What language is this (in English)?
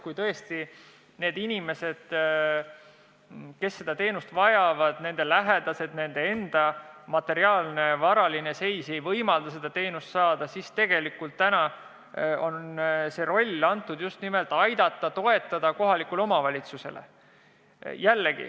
Estonian